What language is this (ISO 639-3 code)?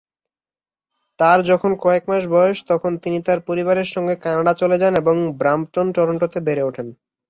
ben